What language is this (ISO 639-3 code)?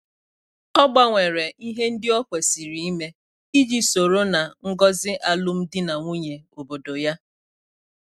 ibo